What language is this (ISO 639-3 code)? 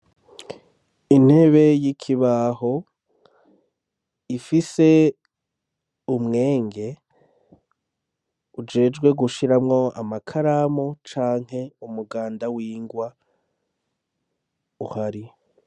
run